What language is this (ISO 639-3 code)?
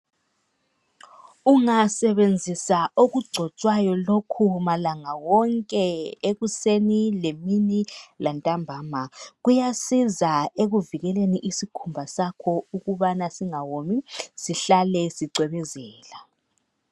nde